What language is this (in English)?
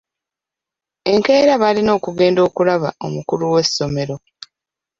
Ganda